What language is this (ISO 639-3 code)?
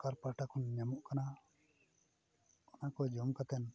sat